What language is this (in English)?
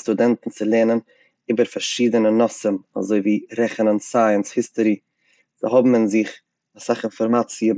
Yiddish